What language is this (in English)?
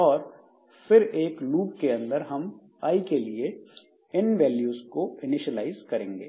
Hindi